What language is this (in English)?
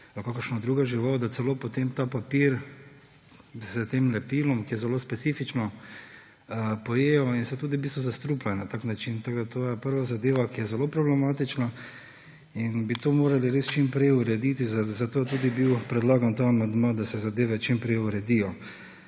Slovenian